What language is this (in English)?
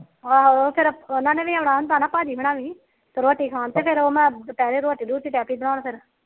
Punjabi